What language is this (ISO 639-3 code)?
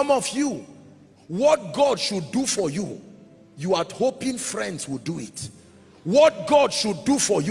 eng